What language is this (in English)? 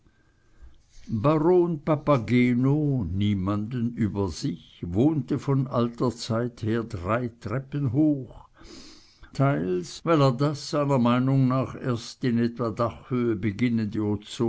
German